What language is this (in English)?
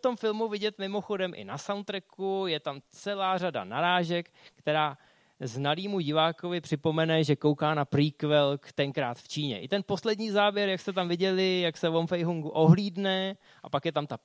Czech